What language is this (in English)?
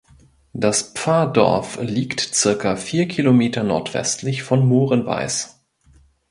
German